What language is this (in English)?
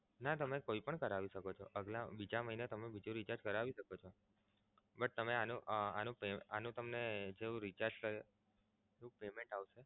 Gujarati